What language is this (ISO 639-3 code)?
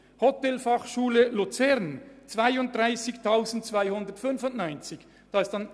gsw